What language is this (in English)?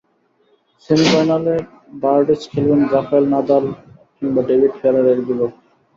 Bangla